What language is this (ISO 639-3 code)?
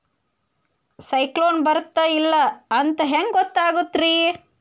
kan